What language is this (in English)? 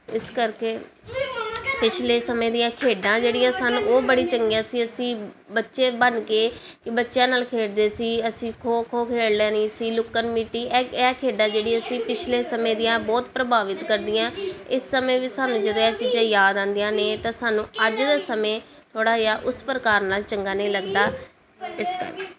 Punjabi